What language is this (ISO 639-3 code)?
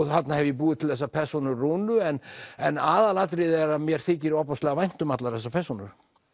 isl